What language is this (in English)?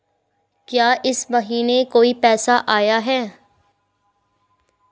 Hindi